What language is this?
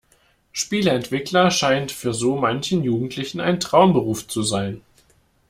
German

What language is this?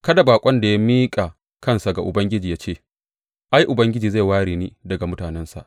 Hausa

